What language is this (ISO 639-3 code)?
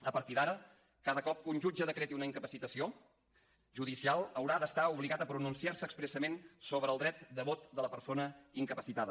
cat